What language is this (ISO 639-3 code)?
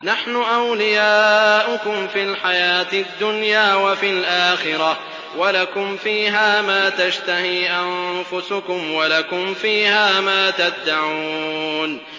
ara